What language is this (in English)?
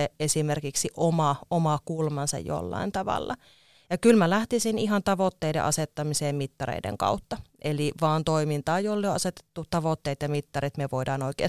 Finnish